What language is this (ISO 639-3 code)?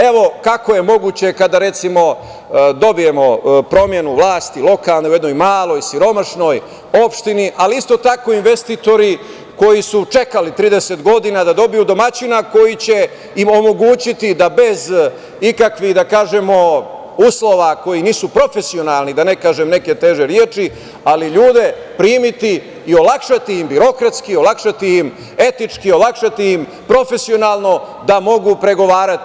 srp